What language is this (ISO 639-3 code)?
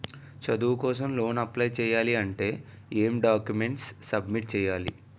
tel